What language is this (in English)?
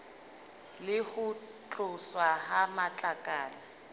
Southern Sotho